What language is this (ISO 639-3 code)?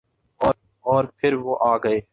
urd